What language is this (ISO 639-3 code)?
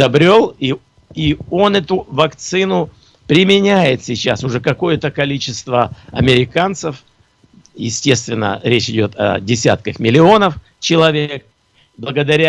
rus